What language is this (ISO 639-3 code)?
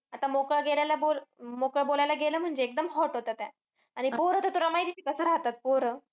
mar